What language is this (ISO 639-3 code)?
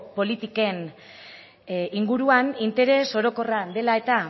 eus